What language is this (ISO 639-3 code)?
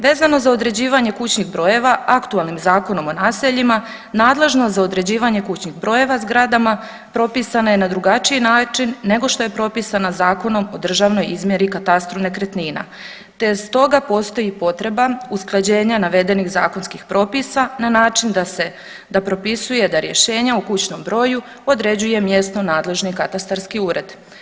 hrv